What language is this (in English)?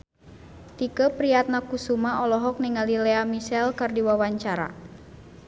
Sundanese